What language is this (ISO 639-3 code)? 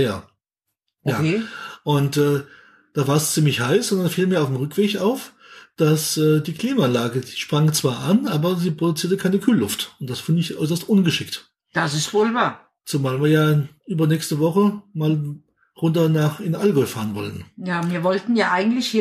deu